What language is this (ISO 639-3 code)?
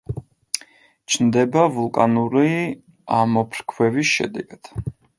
kat